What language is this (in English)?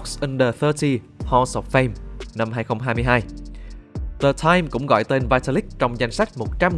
Vietnamese